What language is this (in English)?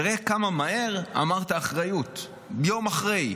Hebrew